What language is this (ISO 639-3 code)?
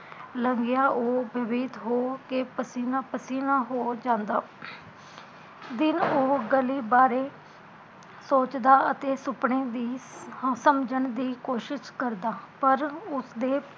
pan